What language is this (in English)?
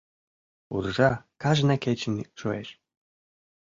Mari